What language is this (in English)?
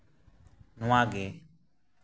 Santali